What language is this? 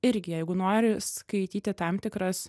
Lithuanian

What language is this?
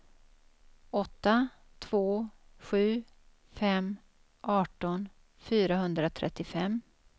Swedish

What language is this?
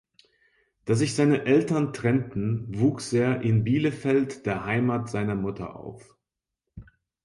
German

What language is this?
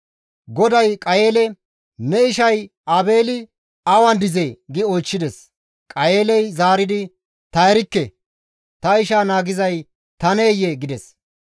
Gamo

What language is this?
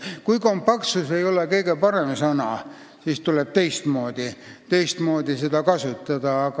Estonian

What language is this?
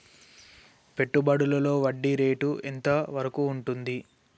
Telugu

